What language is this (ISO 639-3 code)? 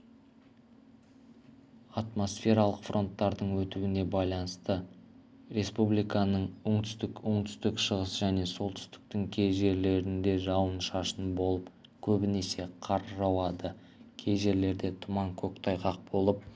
kaz